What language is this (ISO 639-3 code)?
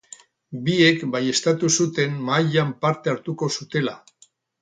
eus